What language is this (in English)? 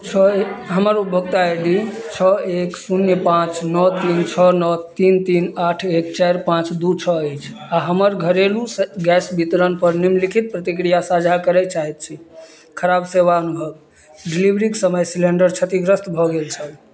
Maithili